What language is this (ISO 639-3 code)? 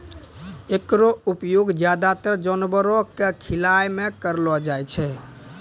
mai